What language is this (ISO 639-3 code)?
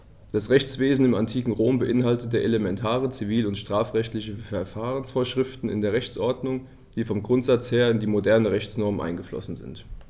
deu